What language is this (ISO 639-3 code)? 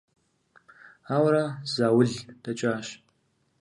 kbd